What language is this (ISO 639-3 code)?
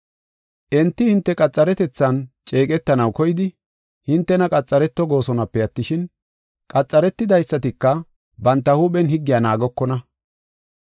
gof